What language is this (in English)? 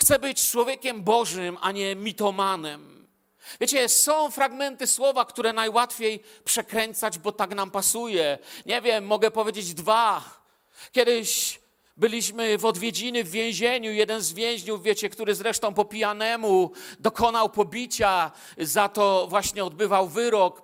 Polish